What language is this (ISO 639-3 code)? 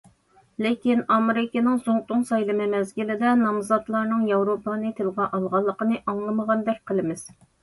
uig